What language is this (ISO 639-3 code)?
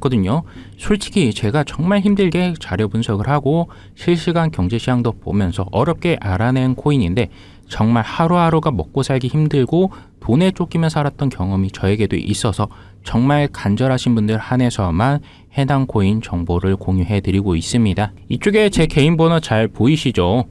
kor